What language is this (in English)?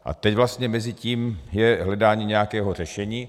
Czech